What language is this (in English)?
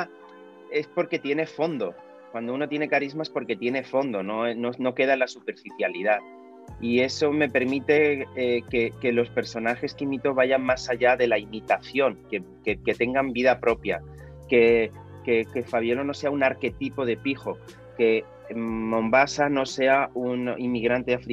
Spanish